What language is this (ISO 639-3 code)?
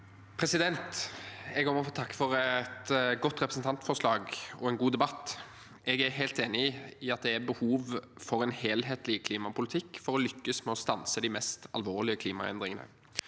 nor